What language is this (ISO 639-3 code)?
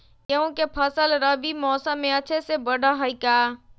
mag